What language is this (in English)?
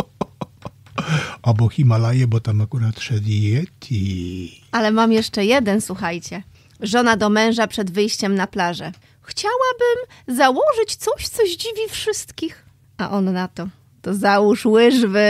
Polish